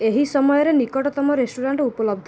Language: Odia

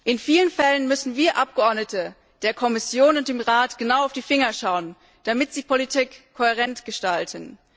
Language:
German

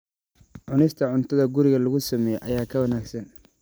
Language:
Somali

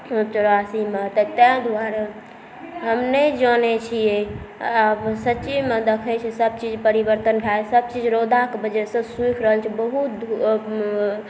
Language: Maithili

